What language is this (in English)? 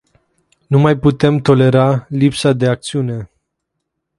Romanian